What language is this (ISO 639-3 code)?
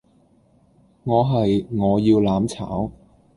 yue